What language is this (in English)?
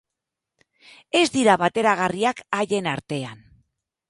Basque